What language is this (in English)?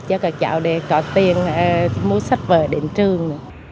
Vietnamese